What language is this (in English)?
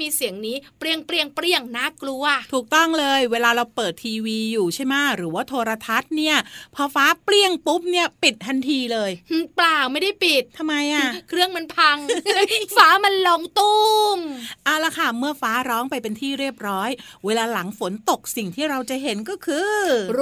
Thai